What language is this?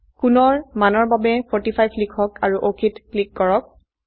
Assamese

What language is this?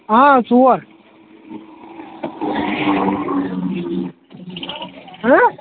Kashmiri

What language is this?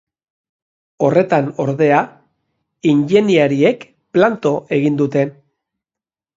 Basque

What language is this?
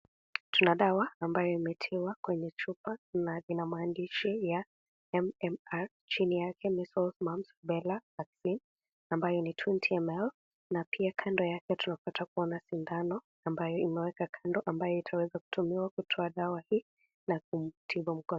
Swahili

